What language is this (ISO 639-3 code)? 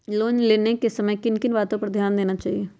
mag